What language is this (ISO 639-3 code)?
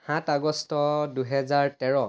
asm